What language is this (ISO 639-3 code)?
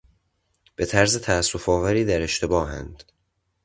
fas